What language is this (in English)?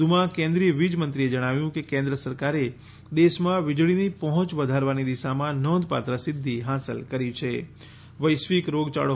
Gujarati